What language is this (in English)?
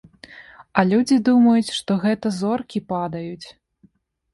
Belarusian